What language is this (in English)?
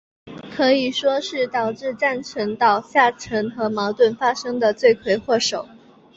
Chinese